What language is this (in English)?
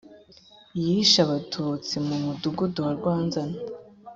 Kinyarwanda